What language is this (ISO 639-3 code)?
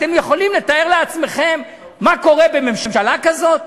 heb